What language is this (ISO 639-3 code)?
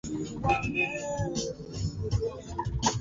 swa